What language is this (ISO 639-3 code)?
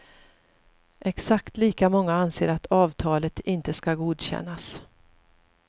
swe